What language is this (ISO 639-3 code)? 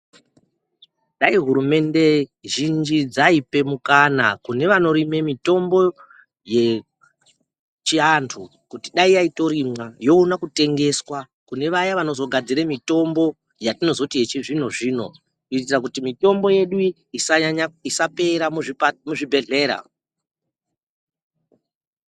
ndc